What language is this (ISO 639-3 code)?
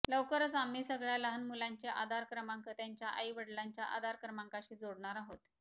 mar